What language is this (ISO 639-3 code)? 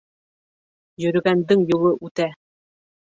bak